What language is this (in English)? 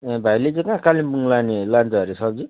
Nepali